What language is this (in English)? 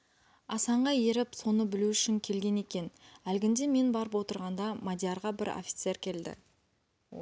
Kazakh